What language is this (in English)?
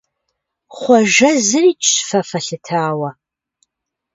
Kabardian